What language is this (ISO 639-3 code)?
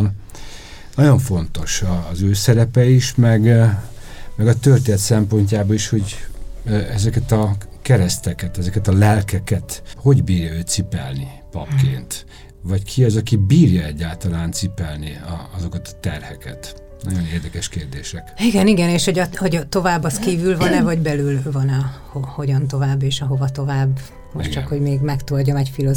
hun